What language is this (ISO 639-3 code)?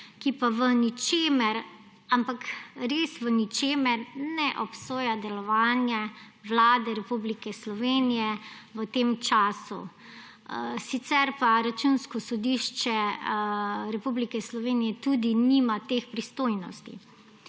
slv